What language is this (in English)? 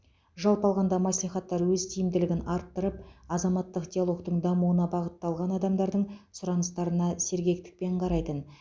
Kazakh